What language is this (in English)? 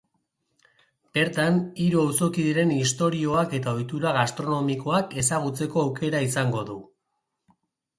Basque